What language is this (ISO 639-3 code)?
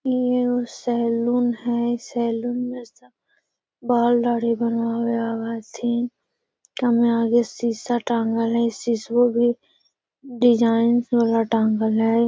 mag